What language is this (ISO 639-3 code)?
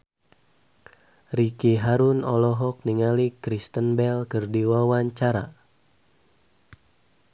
sun